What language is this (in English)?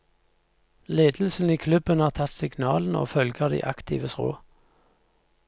Norwegian